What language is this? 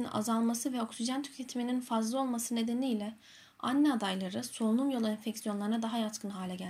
Turkish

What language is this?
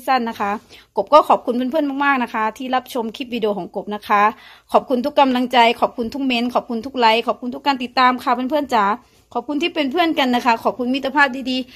Thai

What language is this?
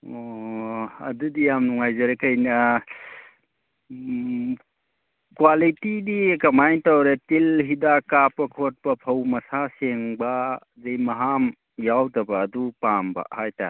Manipuri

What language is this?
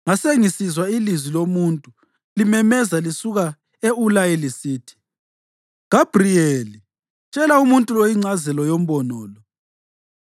North Ndebele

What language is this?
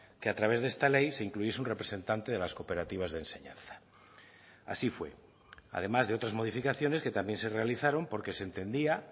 Spanish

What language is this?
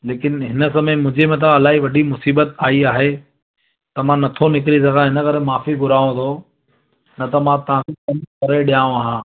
Sindhi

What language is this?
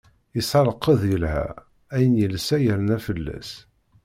Kabyle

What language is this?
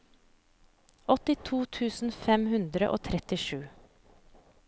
Norwegian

